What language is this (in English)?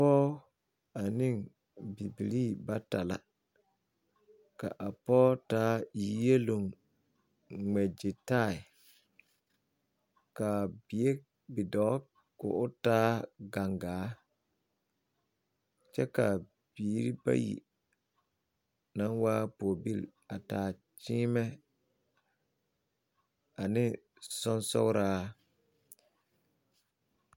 Southern Dagaare